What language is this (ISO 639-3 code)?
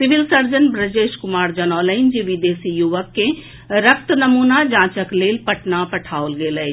mai